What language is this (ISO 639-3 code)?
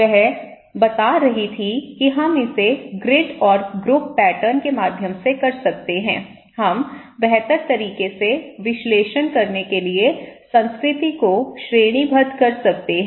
hin